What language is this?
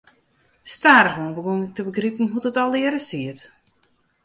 Western Frisian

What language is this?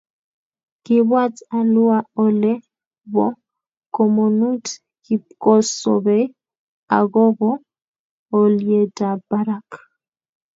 Kalenjin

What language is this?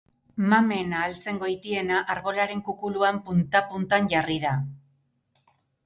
Basque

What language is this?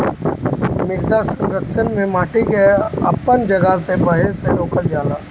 Bhojpuri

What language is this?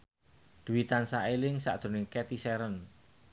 Javanese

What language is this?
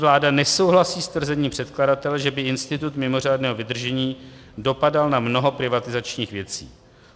Czech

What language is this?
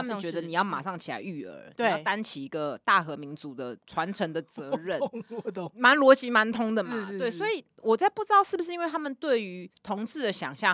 Chinese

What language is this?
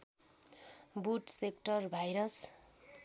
Nepali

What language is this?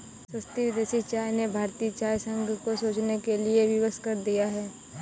Hindi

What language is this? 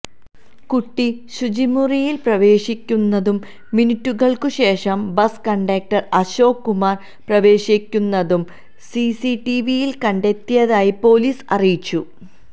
Malayalam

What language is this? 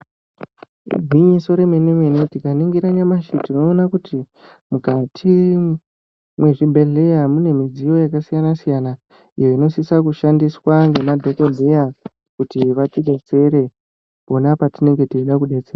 Ndau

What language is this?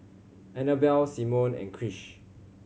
English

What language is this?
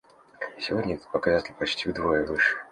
Russian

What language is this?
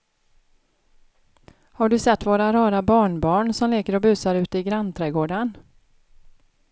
Swedish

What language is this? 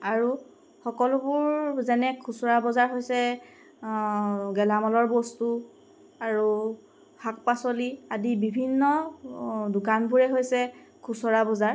Assamese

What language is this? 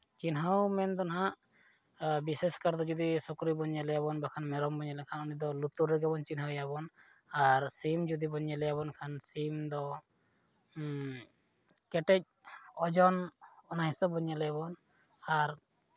Santali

